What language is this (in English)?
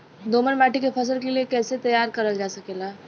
Bhojpuri